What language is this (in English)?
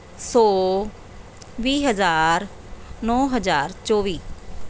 Punjabi